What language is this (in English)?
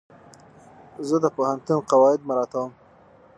Pashto